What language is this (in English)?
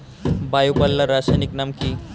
Bangla